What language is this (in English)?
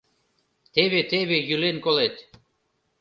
Mari